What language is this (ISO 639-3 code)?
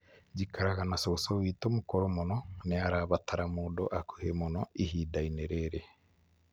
kik